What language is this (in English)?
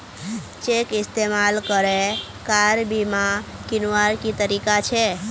Magahi